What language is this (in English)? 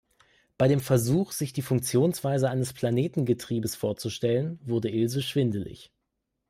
German